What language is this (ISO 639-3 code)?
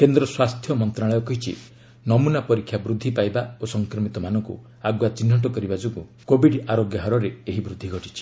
ori